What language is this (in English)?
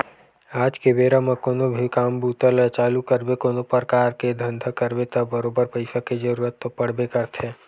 Chhattisgarhi